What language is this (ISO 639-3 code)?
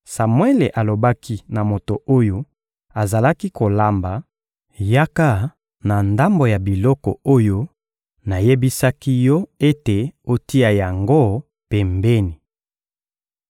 lin